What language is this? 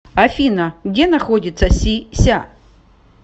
Russian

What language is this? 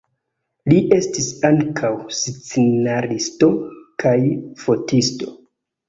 Esperanto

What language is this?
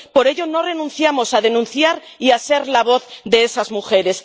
Spanish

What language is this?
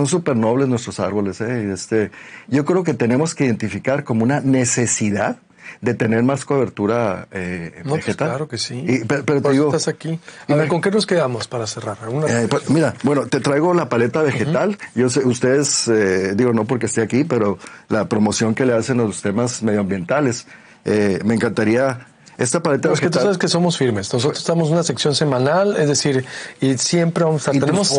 Spanish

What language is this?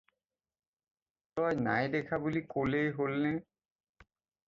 Assamese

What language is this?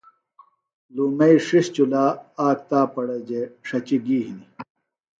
Phalura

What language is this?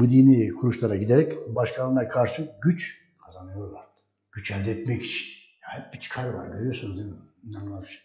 Turkish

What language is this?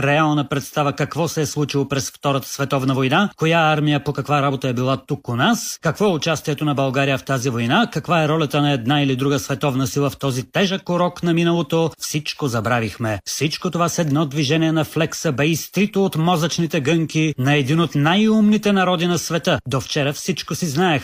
Bulgarian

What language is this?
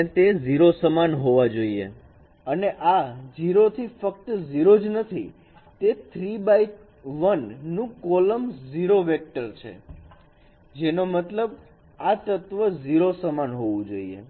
Gujarati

